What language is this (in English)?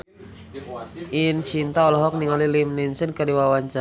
Sundanese